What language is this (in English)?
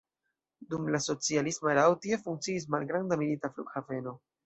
Esperanto